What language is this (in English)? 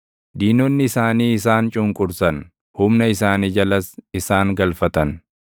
Oromo